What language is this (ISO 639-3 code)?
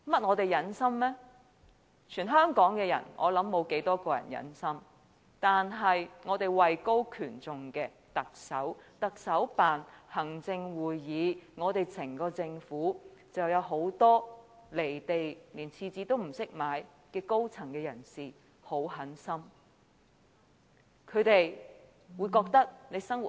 yue